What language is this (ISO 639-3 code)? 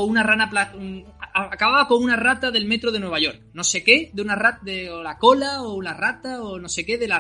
spa